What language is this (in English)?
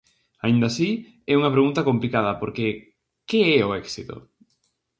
Galician